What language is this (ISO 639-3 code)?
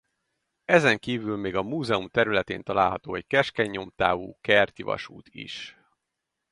hun